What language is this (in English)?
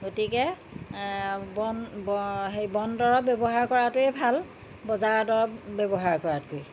Assamese